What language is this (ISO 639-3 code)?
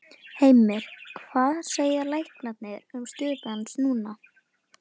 isl